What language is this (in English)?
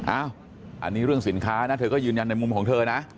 Thai